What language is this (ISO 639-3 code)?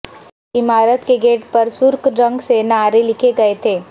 urd